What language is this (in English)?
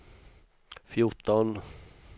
Swedish